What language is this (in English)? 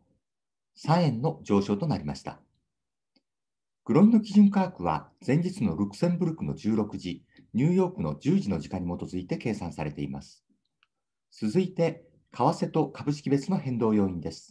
Japanese